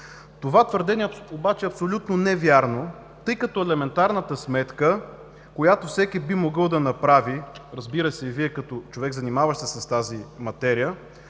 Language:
Bulgarian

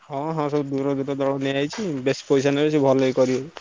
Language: Odia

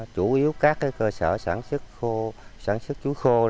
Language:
Vietnamese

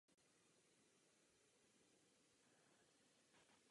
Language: Czech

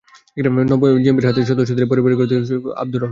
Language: Bangla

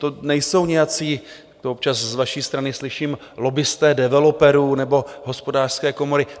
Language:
Czech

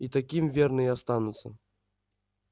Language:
Russian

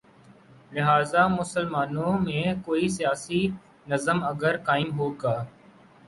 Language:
Urdu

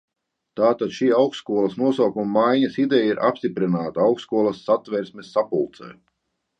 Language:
Latvian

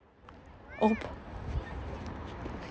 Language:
Russian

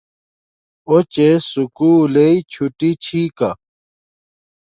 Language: Domaaki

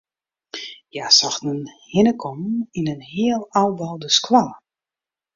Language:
Western Frisian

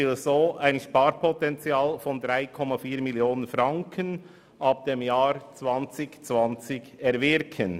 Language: Swiss German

